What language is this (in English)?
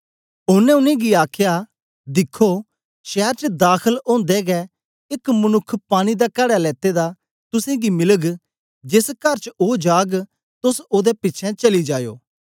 Dogri